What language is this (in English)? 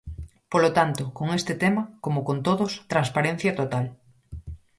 Galician